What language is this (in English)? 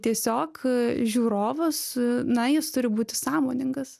Lithuanian